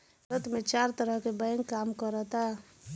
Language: Bhojpuri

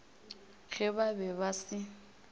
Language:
Northern Sotho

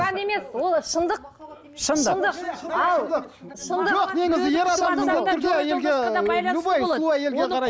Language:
Kazakh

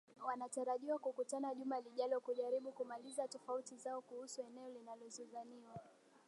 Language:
Swahili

